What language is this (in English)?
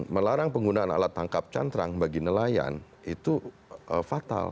Indonesian